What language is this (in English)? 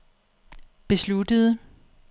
Danish